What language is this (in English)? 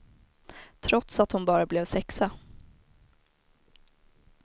Swedish